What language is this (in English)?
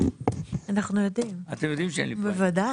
Hebrew